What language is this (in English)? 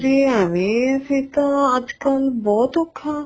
Punjabi